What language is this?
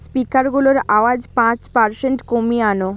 Bangla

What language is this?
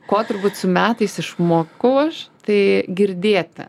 Lithuanian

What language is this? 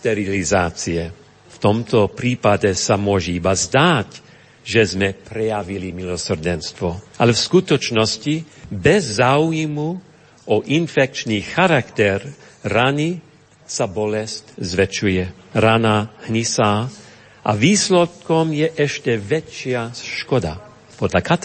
Slovak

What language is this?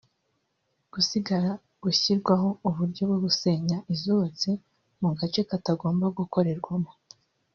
Kinyarwanda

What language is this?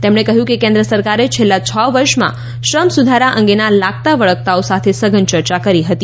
Gujarati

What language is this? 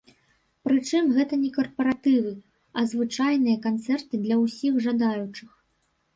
Belarusian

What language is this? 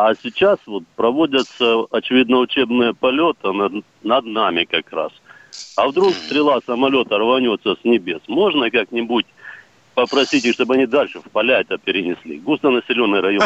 Russian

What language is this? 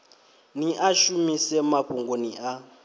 Venda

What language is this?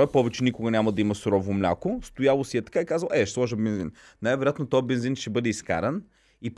Bulgarian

